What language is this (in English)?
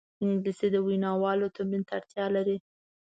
Pashto